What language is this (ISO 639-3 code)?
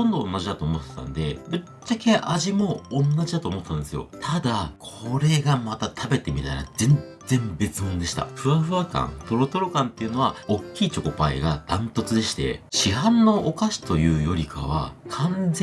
jpn